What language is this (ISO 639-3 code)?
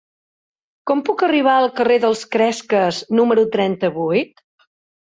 cat